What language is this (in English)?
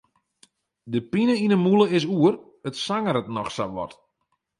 Western Frisian